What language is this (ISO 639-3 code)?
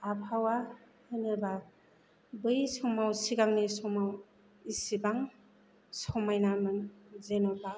brx